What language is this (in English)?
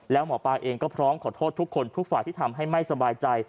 Thai